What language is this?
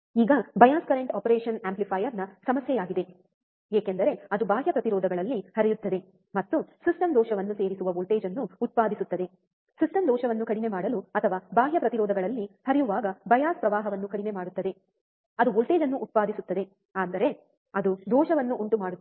Kannada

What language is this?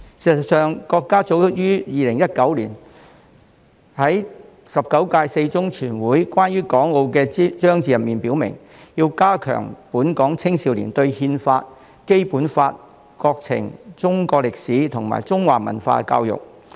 Cantonese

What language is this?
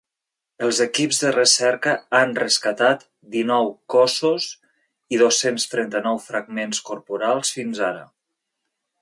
Catalan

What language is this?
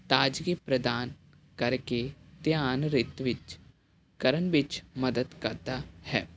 Punjabi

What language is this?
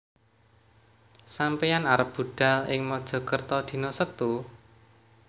Javanese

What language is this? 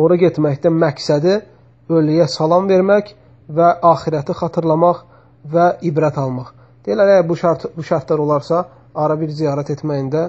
Turkish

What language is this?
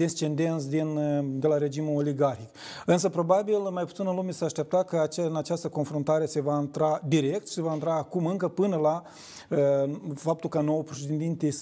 Romanian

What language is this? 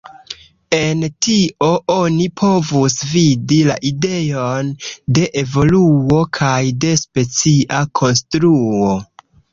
Esperanto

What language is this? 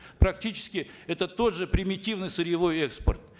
Kazakh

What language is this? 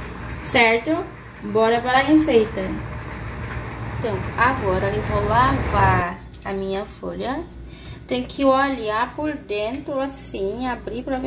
Portuguese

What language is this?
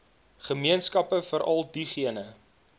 Afrikaans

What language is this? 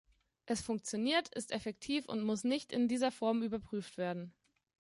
German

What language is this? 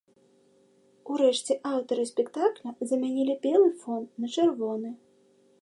Belarusian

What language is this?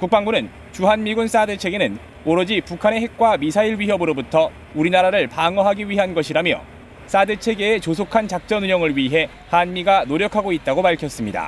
Korean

